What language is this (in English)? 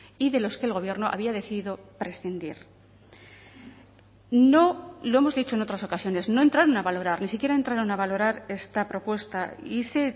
Spanish